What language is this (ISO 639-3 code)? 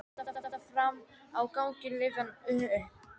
isl